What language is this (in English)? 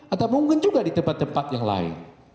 Indonesian